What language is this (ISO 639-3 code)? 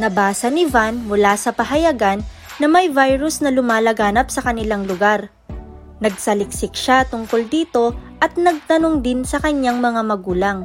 fil